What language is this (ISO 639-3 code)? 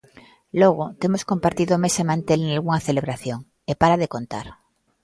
glg